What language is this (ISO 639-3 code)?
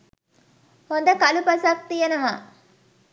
sin